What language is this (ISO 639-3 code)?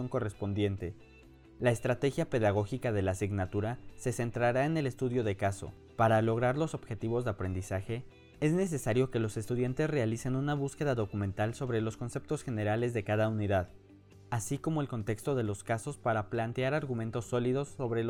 spa